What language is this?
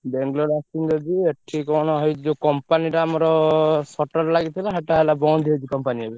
Odia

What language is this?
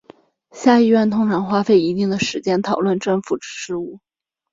Chinese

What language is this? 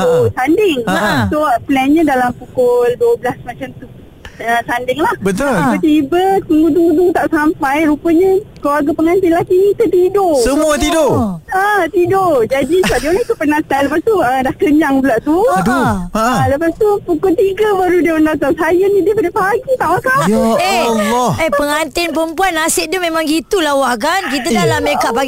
Malay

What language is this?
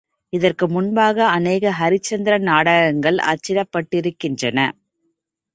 Tamil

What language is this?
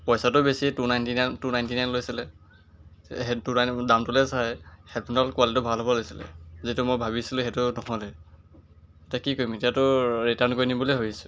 Assamese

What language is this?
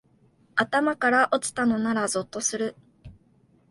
Japanese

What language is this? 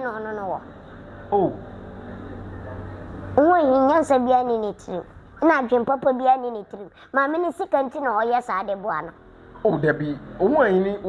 English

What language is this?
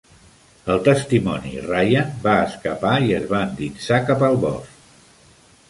Catalan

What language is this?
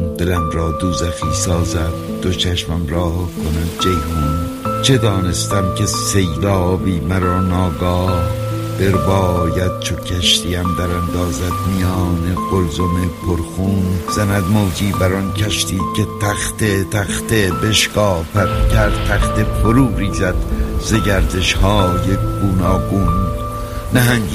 Persian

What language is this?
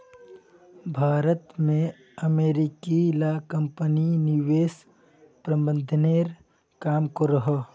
Magahi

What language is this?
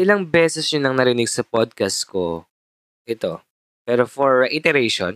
Filipino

